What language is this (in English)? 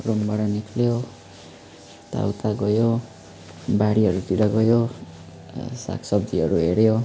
Nepali